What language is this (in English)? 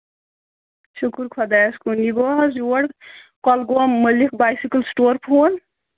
Kashmiri